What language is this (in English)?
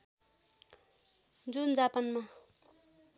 Nepali